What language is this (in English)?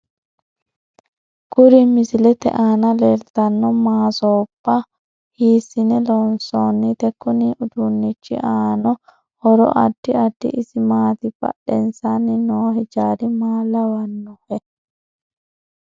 Sidamo